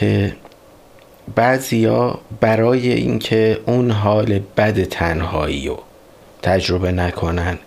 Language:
Persian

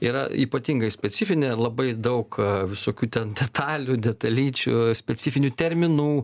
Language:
Lithuanian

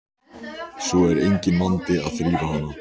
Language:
Icelandic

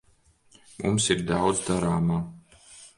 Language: Latvian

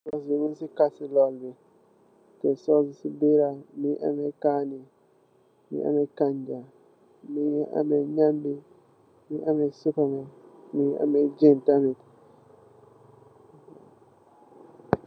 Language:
Wolof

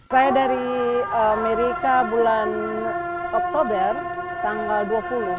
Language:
Indonesian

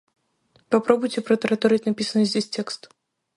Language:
Russian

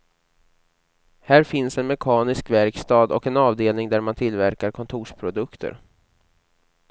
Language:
Swedish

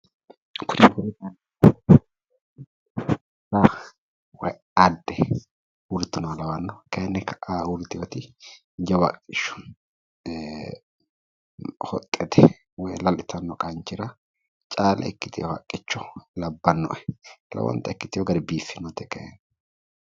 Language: Sidamo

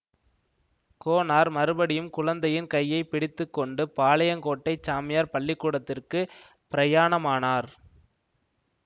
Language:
Tamil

